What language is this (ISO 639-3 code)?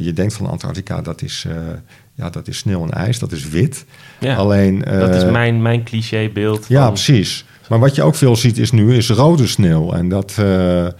nld